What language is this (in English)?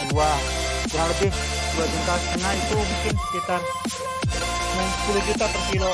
Indonesian